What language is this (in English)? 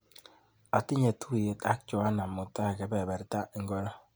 Kalenjin